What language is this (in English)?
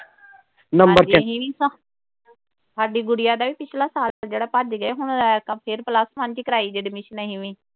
Punjabi